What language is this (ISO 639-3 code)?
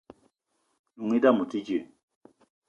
eto